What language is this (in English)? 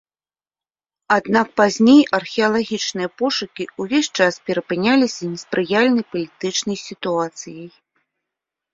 Belarusian